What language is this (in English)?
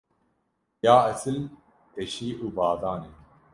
Kurdish